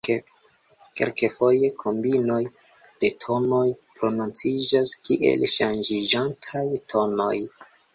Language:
Esperanto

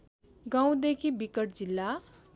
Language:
Nepali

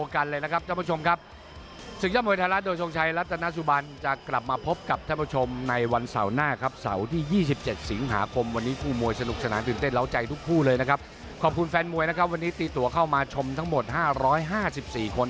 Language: Thai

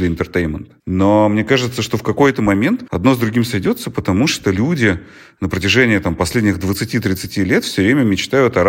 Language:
Russian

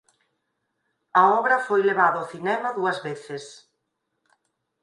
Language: Galician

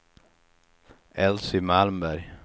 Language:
Swedish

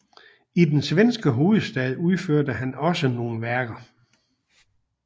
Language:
Danish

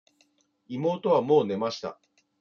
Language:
Japanese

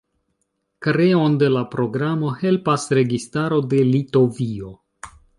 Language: Esperanto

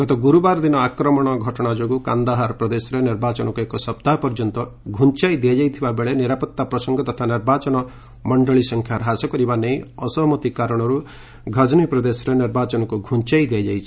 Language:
Odia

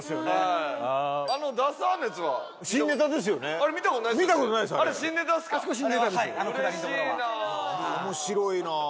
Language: Japanese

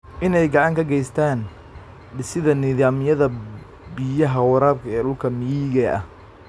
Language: Somali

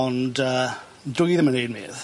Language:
Welsh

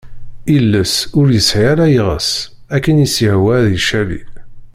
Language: Kabyle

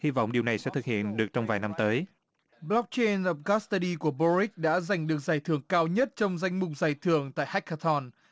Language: Vietnamese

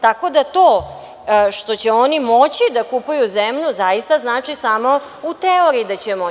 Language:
Serbian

